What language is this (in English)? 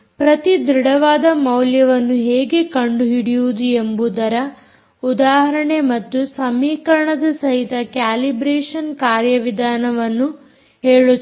Kannada